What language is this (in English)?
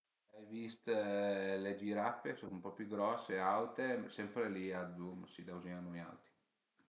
Piedmontese